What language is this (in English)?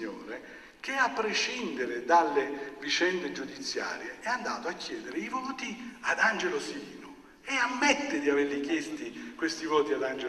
Italian